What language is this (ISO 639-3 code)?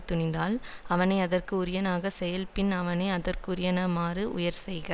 tam